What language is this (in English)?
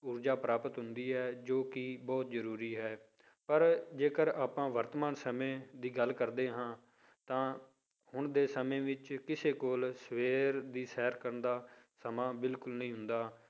Punjabi